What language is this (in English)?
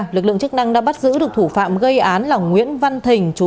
Vietnamese